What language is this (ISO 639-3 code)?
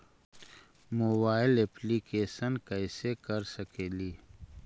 mag